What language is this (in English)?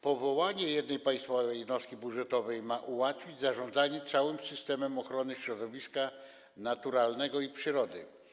Polish